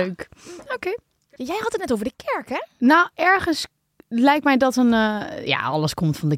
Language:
Dutch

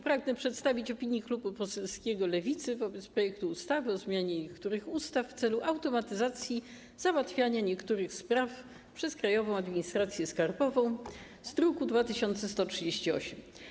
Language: Polish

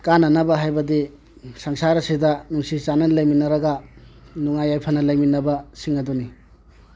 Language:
Manipuri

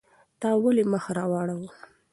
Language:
Pashto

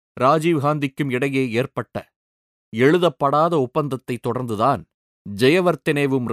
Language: Tamil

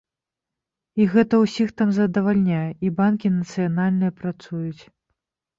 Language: Belarusian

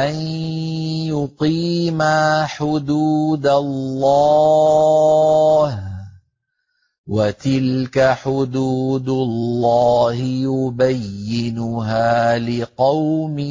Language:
Arabic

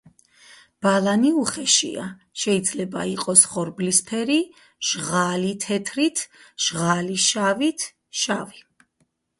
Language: Georgian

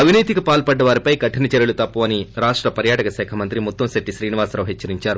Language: Telugu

